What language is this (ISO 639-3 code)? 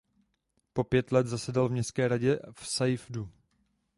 ces